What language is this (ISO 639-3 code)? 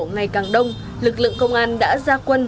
vie